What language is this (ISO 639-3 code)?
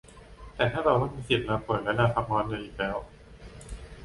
tha